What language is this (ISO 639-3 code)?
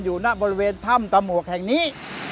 tha